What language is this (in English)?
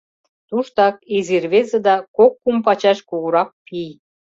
Mari